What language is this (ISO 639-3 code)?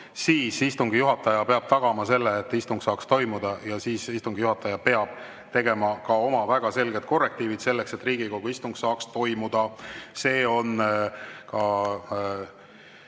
est